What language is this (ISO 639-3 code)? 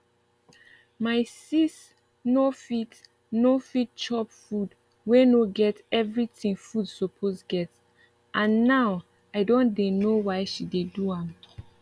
pcm